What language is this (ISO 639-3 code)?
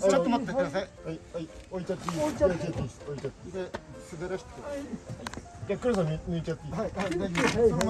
jpn